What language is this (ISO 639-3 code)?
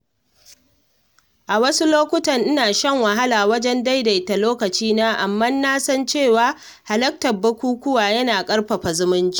hau